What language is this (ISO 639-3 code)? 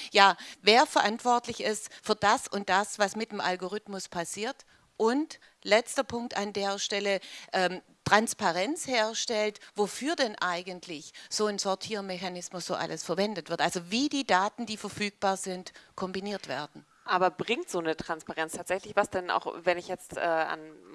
deu